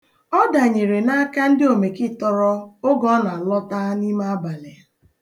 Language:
Igbo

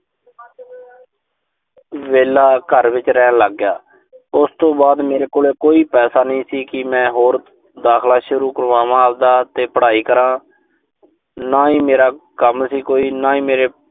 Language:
Punjabi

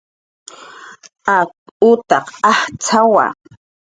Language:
Jaqaru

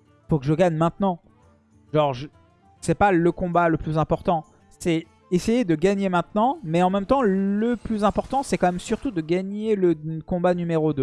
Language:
French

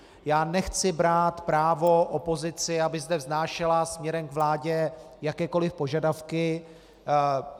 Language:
Czech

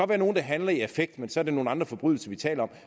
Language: Danish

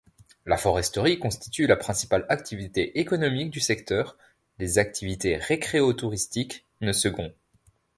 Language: French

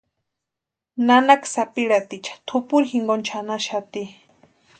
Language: Western Highland Purepecha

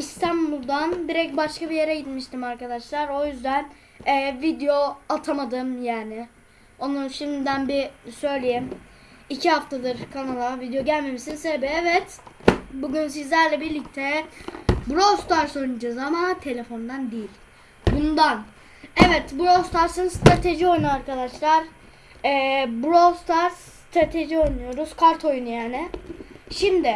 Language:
Turkish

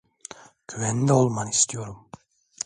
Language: Turkish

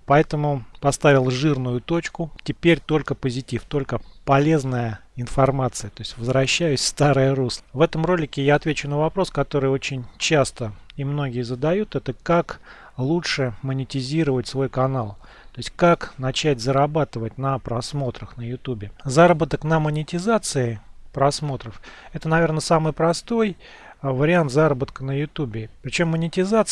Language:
Russian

